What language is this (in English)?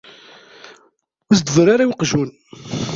Kabyle